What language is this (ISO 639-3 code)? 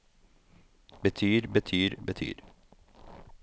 nor